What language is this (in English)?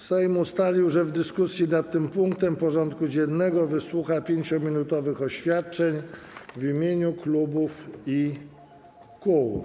Polish